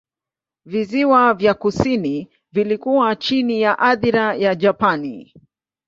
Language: Swahili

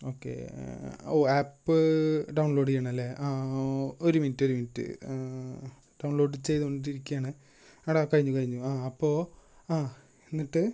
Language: Malayalam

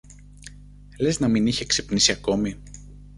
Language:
Greek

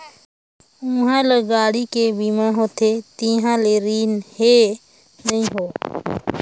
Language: Chhattisgarhi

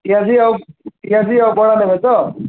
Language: Odia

